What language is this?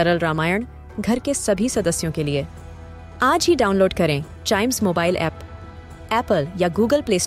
Malayalam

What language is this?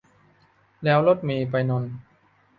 Thai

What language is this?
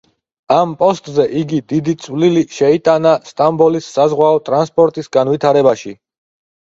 Georgian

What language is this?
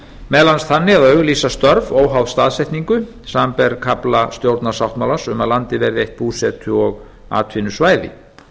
Icelandic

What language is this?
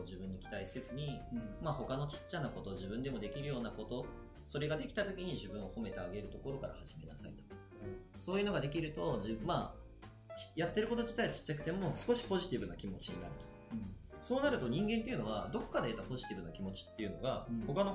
Japanese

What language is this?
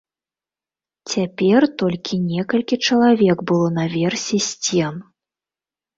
Belarusian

